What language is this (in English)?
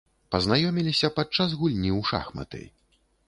Belarusian